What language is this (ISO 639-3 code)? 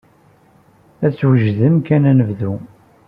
kab